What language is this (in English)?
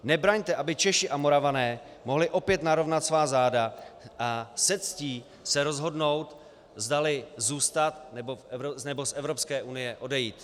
Czech